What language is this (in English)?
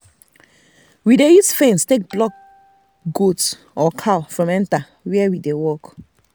Nigerian Pidgin